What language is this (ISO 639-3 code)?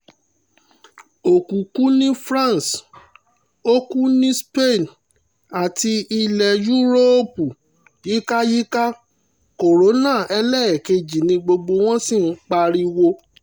yor